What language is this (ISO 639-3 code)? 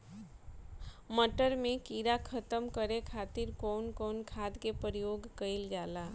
bho